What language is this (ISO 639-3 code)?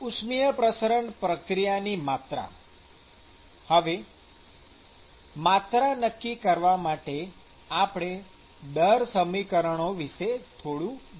guj